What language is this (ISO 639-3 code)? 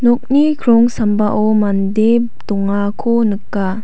grt